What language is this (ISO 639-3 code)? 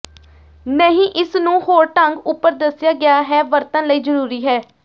pan